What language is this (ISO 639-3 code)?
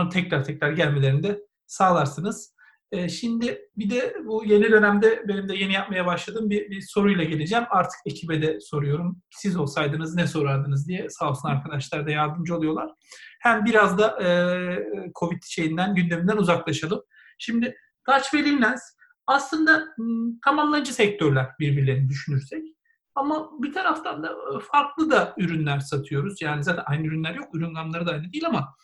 tur